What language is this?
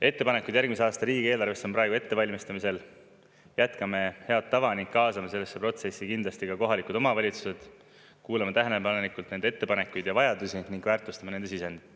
Estonian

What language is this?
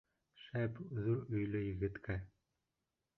Bashkir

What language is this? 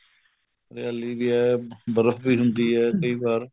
Punjabi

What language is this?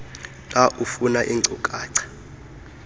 Xhosa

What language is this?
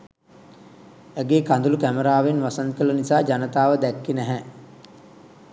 Sinhala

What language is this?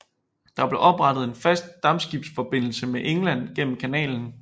Danish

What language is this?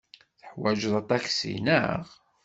Kabyle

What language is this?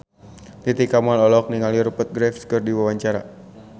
Sundanese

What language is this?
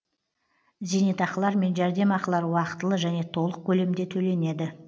Kazakh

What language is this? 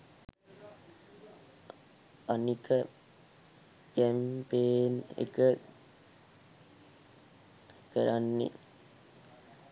Sinhala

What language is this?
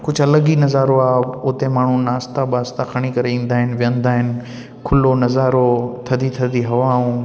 Sindhi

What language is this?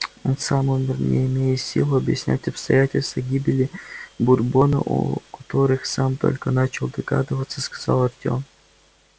Russian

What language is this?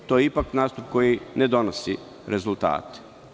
Serbian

